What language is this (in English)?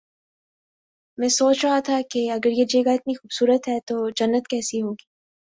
Urdu